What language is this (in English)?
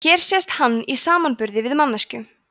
Icelandic